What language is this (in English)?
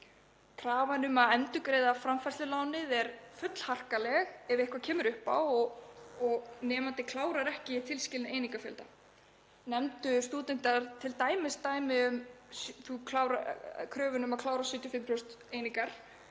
Icelandic